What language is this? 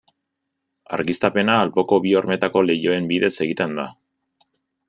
Basque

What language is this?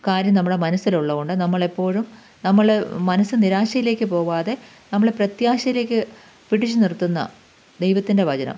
Malayalam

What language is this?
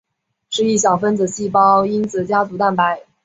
Chinese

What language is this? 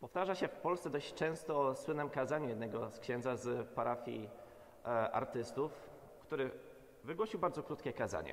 Polish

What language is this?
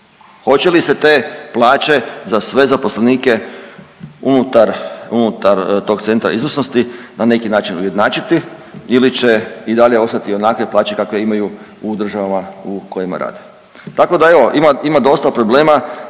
Croatian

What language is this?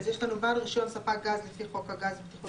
Hebrew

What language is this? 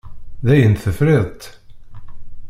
Kabyle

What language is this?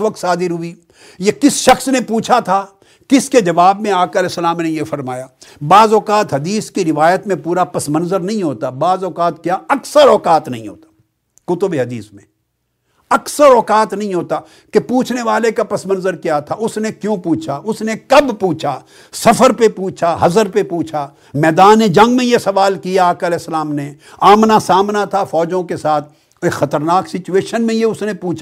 Urdu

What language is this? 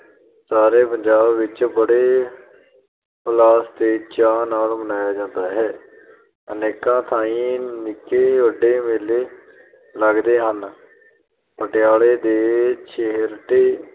Punjabi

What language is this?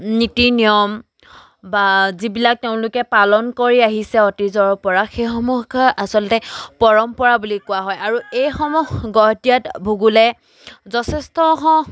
Assamese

